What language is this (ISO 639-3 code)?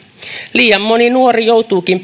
fin